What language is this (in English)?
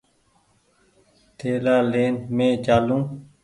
Goaria